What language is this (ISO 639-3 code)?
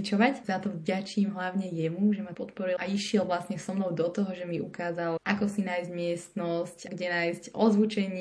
slk